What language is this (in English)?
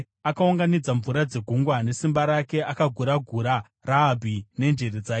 Shona